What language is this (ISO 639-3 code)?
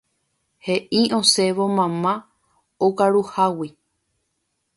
grn